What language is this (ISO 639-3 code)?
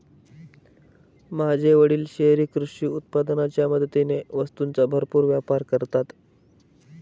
mar